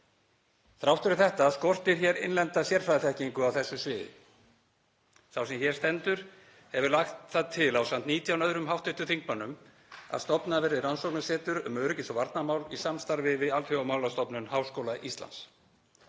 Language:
Icelandic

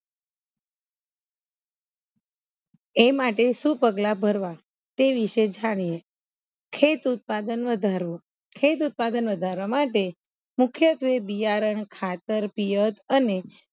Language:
Gujarati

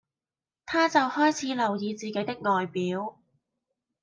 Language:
Cantonese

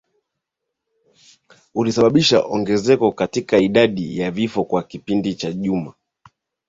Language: Swahili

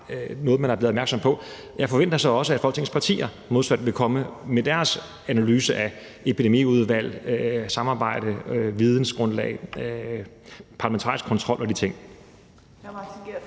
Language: Danish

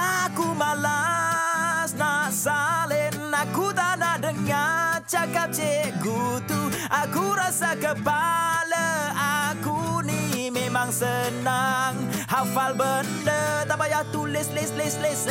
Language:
Malay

